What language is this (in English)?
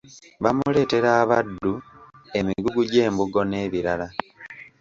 Ganda